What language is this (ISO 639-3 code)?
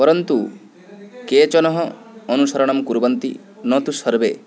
san